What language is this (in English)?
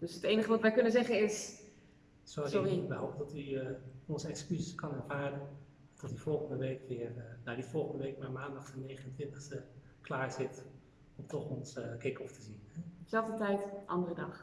Dutch